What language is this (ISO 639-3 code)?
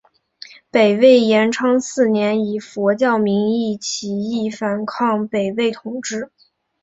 zho